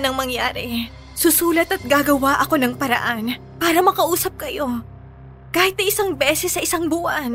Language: Filipino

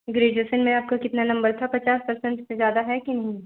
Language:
Hindi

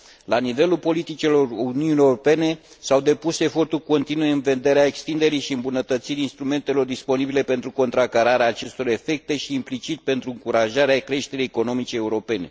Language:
Romanian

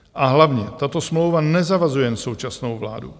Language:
Czech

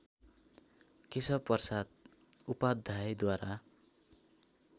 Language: Nepali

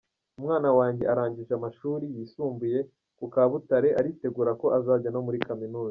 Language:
Kinyarwanda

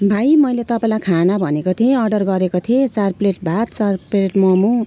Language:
Nepali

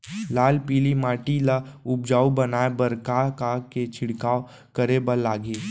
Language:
Chhattisgarhi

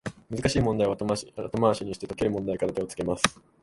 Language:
Japanese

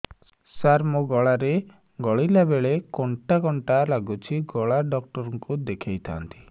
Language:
Odia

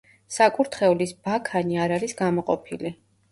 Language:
Georgian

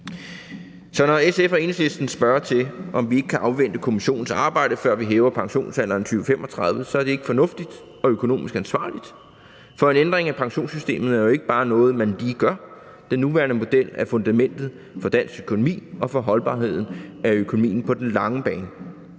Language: Danish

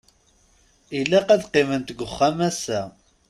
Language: Kabyle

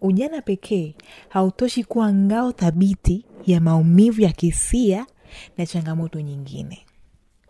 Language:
Swahili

